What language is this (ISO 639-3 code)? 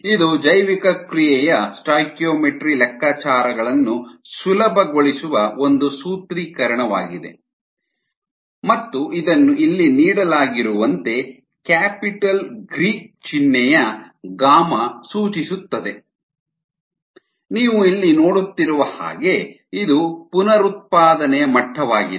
kan